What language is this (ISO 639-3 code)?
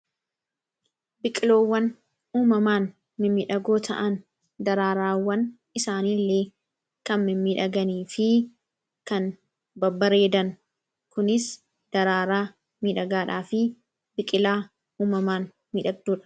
orm